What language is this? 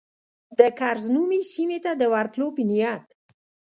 Pashto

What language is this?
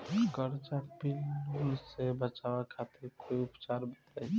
Bhojpuri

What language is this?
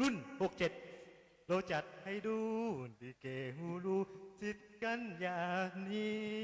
Thai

